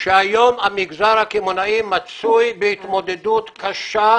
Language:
Hebrew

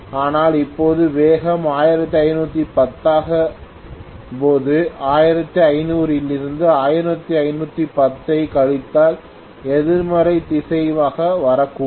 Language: Tamil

